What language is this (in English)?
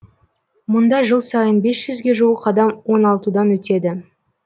Kazakh